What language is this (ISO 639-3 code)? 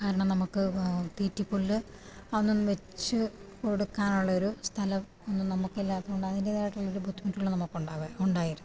mal